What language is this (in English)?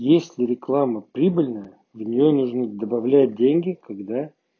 Russian